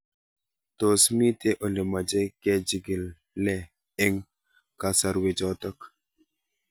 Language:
Kalenjin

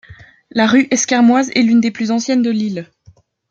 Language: French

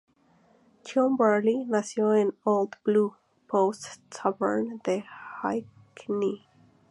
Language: Spanish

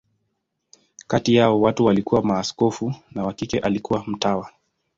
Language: Swahili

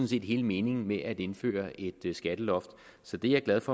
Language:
Danish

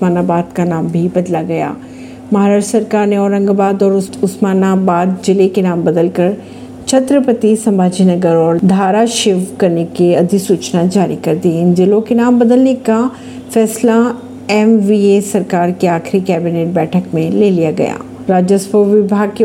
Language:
Hindi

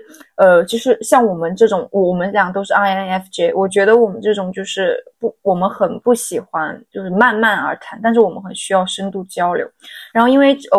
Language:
Chinese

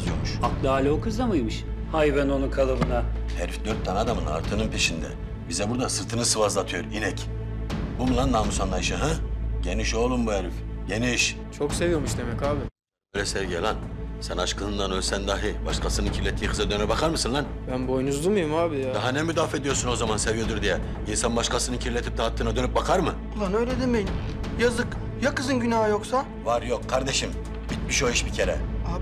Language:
Turkish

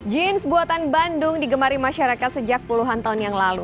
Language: Indonesian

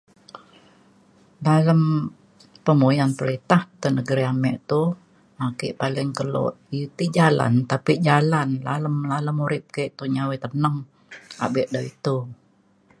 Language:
Mainstream Kenyah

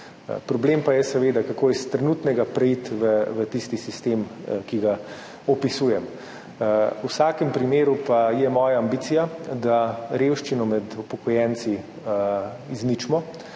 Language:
Slovenian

